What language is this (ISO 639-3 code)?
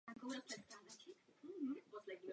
ces